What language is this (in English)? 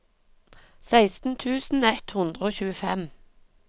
Norwegian